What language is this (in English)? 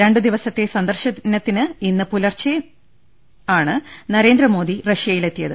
Malayalam